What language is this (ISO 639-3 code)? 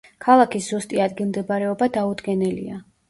kat